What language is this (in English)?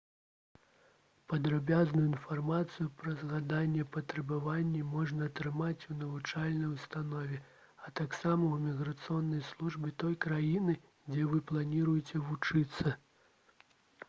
Belarusian